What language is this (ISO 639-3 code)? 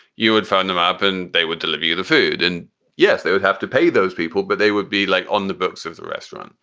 eng